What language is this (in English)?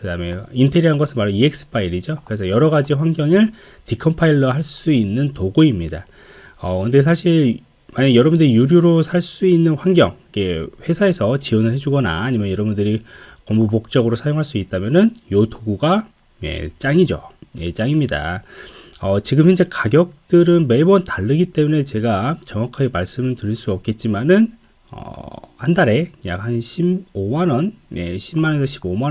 Korean